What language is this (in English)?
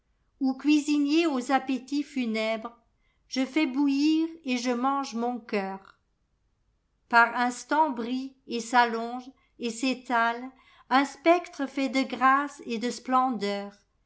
French